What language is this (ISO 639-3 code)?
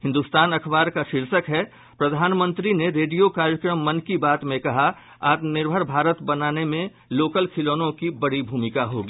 hin